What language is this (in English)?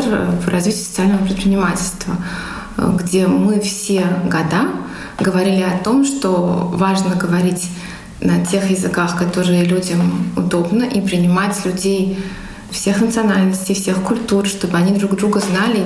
Russian